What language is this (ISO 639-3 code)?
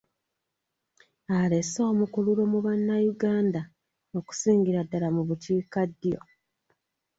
lug